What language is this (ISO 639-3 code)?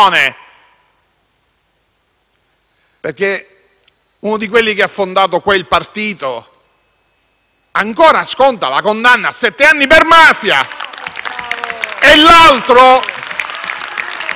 ita